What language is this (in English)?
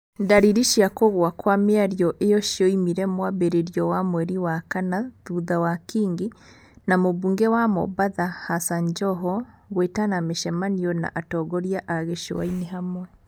Kikuyu